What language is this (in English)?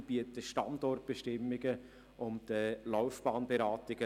Swiss German